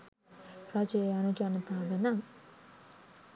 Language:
Sinhala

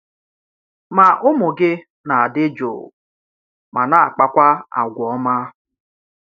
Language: Igbo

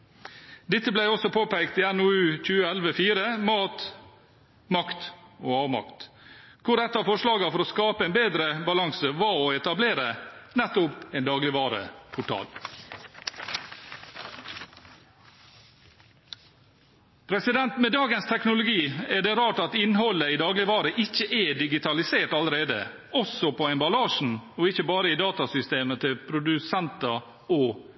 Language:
Norwegian Bokmål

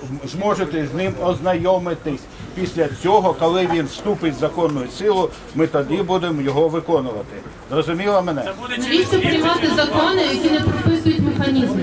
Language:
Ukrainian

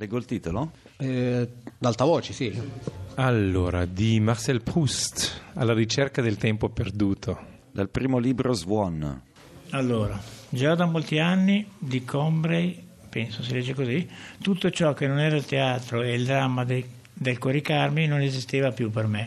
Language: Italian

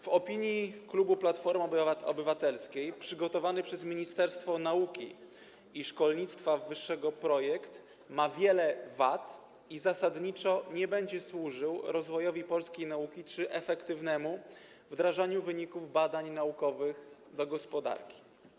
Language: Polish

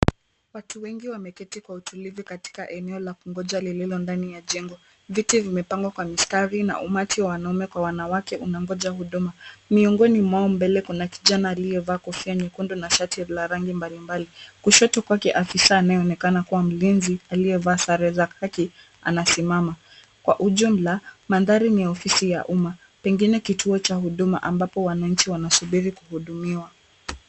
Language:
Swahili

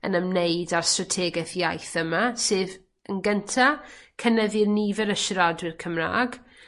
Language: Welsh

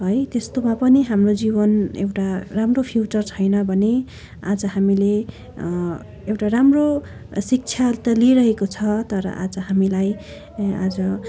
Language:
Nepali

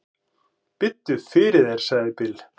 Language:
Icelandic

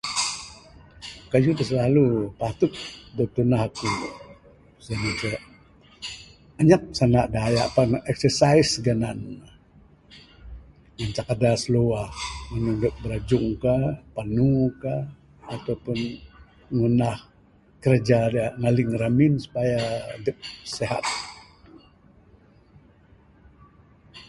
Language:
Bukar-Sadung Bidayuh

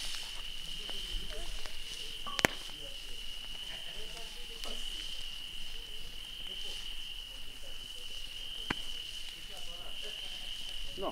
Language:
Romanian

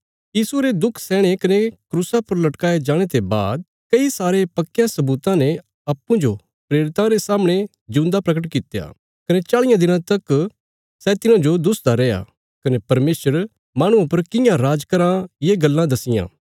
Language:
Bilaspuri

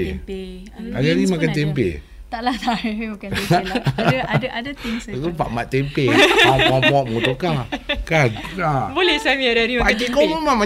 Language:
Malay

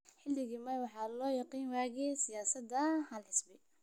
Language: Somali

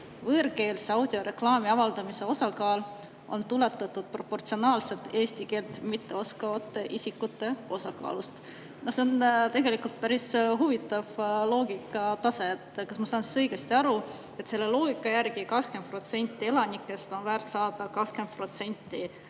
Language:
Estonian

